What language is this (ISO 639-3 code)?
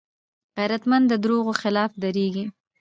pus